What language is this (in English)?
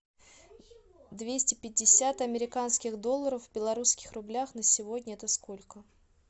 Russian